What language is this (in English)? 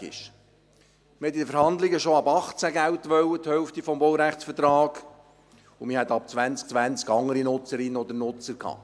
Swiss German